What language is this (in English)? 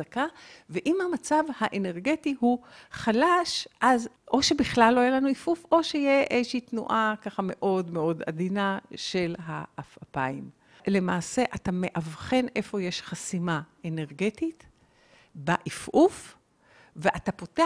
Hebrew